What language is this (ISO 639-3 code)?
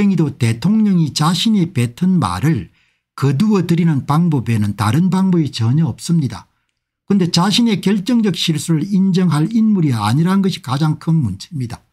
kor